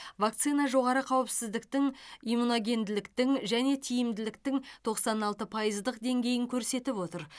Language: Kazakh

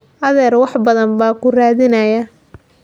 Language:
Somali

